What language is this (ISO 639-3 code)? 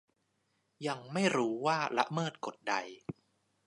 tha